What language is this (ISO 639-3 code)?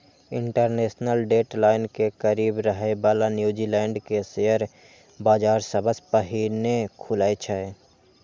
mai